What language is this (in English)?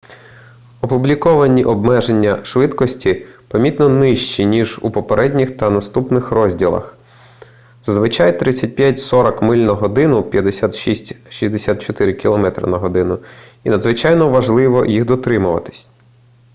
Ukrainian